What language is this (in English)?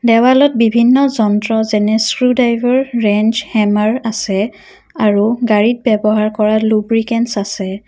Assamese